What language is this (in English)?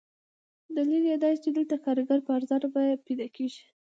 Pashto